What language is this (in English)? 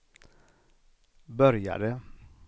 Swedish